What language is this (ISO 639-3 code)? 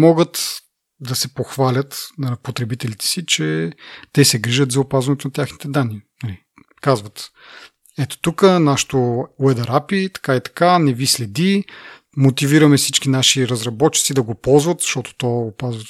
bul